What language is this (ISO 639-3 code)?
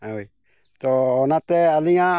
sat